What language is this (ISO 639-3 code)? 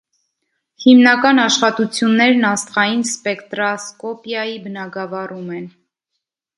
hye